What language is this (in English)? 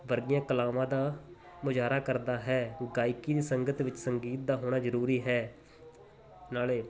Punjabi